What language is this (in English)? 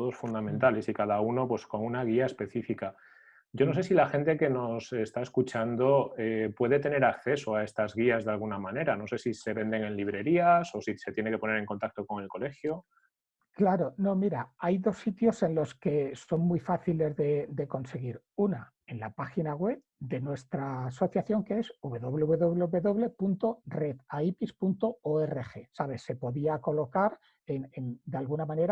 Spanish